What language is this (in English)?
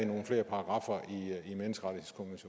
Danish